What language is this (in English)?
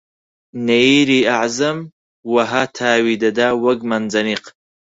Central Kurdish